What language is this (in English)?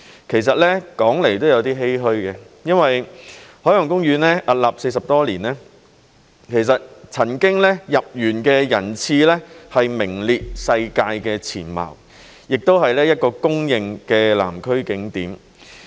Cantonese